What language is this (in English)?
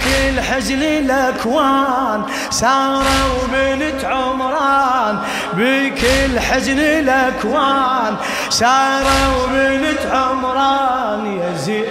Arabic